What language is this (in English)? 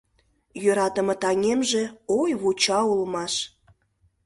Mari